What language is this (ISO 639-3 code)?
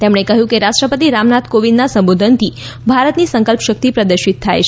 guj